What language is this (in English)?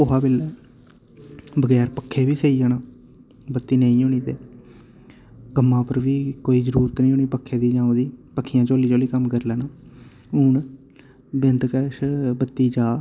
Dogri